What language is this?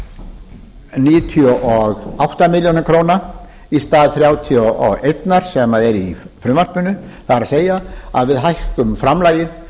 Icelandic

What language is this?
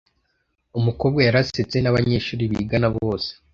Kinyarwanda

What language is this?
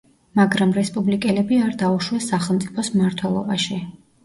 Georgian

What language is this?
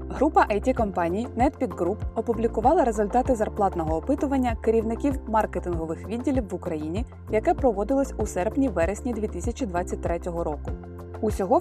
Ukrainian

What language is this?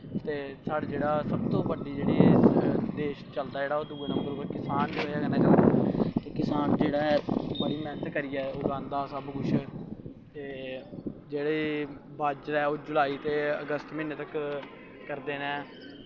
Dogri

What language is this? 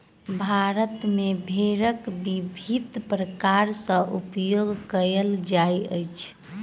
Maithili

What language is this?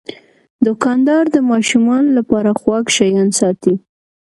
Pashto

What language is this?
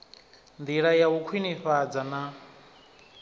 Venda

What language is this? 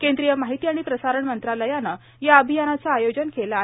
Marathi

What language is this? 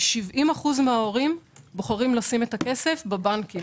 Hebrew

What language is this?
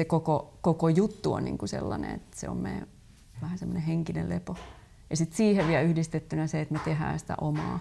Finnish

